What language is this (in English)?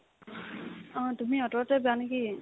Assamese